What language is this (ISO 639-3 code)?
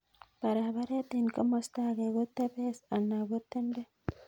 kln